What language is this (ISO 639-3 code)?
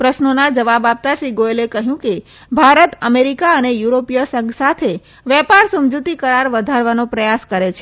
guj